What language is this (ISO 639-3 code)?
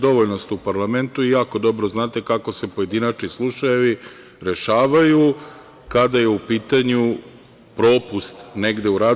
srp